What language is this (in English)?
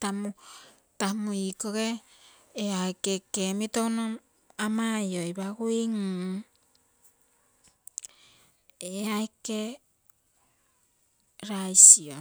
Terei